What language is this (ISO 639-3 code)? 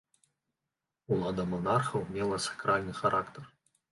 bel